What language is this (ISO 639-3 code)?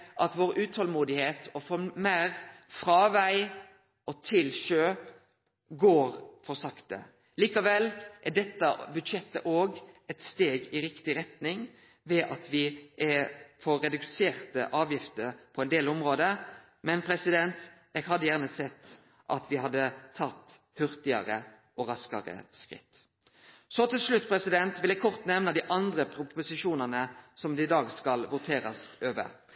nno